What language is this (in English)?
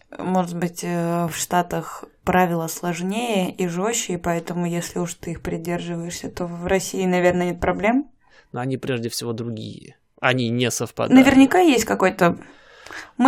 Russian